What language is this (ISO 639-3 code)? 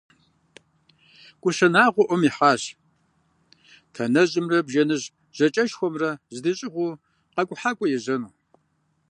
kbd